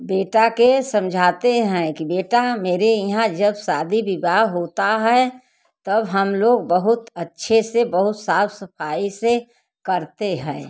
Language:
Hindi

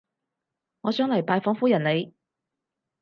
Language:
Cantonese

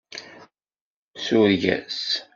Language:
Kabyle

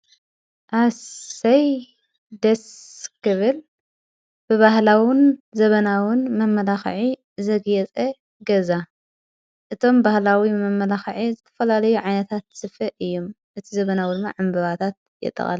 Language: Tigrinya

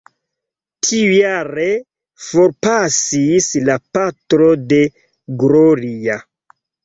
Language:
Esperanto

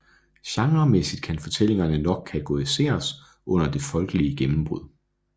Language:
Danish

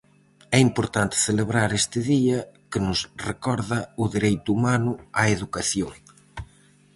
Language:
Galician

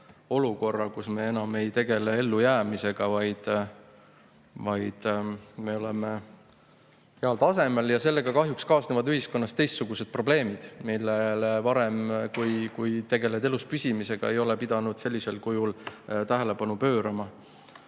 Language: Estonian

